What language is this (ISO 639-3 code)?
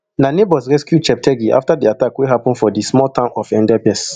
pcm